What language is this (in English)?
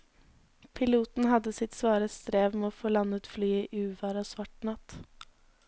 Norwegian